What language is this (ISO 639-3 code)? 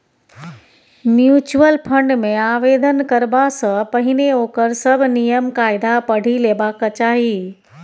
mai